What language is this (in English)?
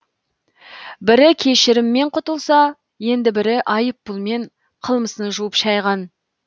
Kazakh